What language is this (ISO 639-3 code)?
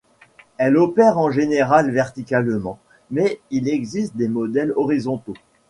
fra